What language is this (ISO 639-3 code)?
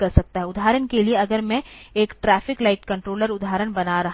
hin